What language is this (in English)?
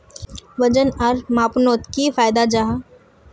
Magahi